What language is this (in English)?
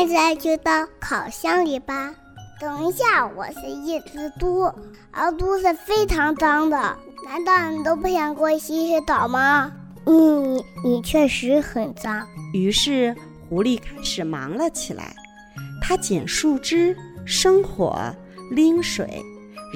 Chinese